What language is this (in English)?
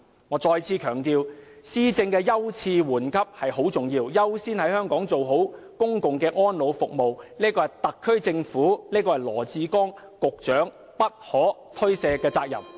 Cantonese